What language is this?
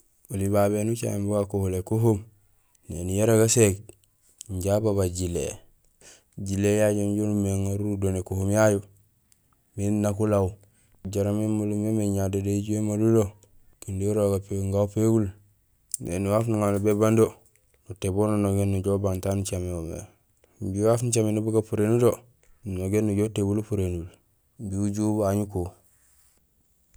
Gusilay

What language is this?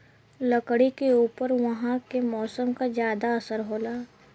Bhojpuri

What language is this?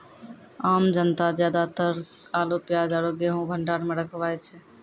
Maithili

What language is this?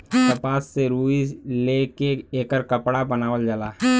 Bhojpuri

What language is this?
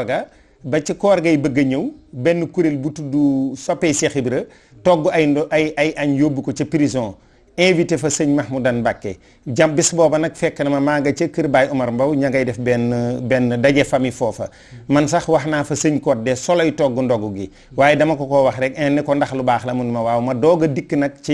French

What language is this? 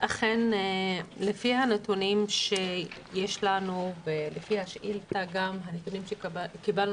Hebrew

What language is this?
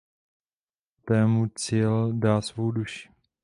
Czech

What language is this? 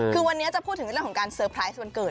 Thai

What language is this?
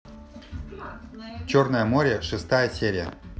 Russian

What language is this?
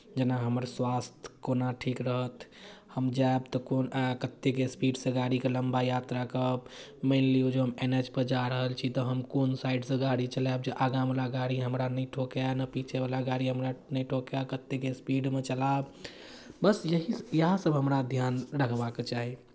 Maithili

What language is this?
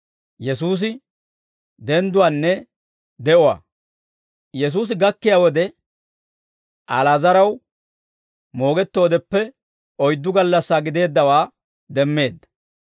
Dawro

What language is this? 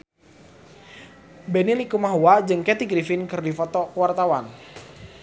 Sundanese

